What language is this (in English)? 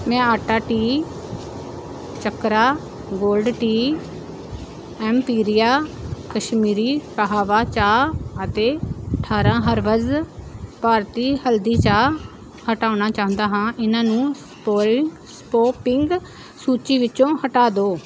Punjabi